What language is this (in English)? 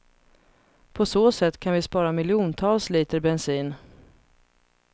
Swedish